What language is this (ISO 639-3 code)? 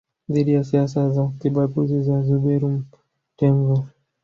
swa